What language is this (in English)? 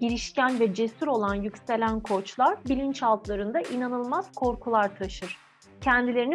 Turkish